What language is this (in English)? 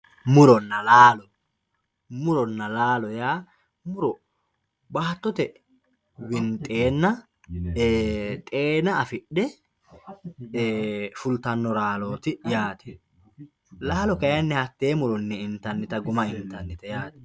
Sidamo